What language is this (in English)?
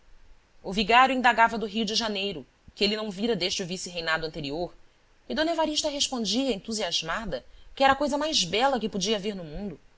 Portuguese